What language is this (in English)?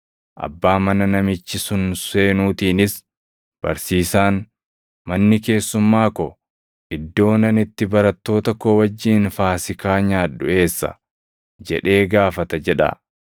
Oromo